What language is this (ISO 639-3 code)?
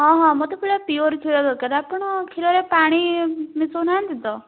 ori